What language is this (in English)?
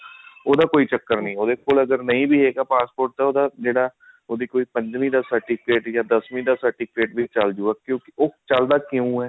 Punjabi